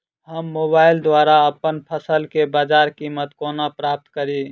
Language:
Maithili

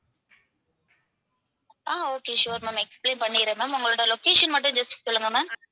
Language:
Tamil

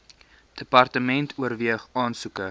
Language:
Afrikaans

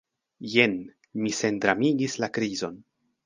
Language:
Esperanto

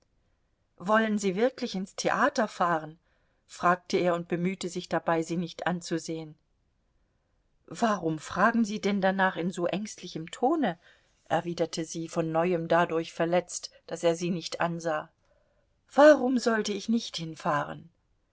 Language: German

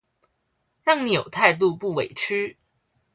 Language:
Chinese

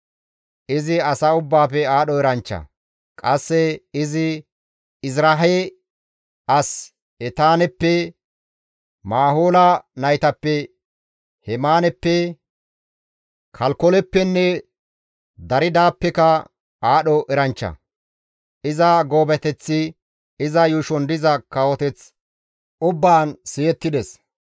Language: Gamo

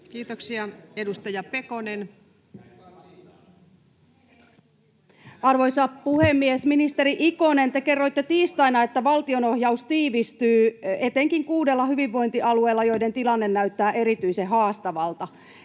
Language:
Finnish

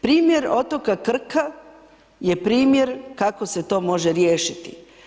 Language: Croatian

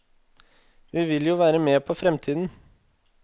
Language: Norwegian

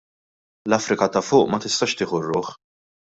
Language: Maltese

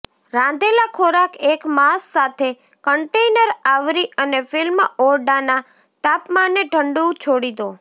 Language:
Gujarati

